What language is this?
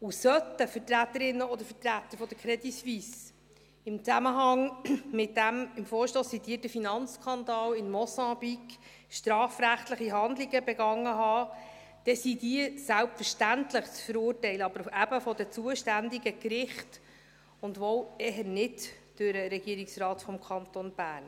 Swiss German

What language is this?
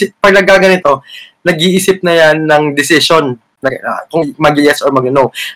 Filipino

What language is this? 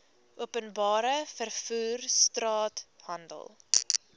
Afrikaans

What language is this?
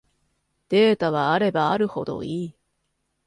Japanese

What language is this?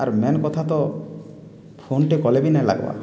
Odia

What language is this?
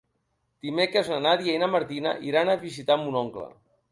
Catalan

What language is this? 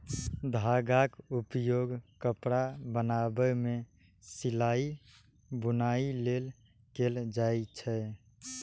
Maithili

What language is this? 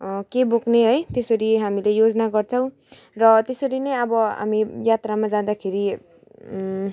Nepali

